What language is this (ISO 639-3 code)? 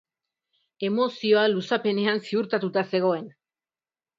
eus